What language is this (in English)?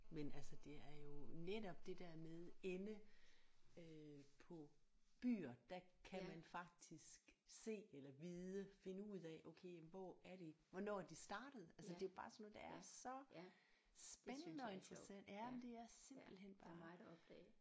Danish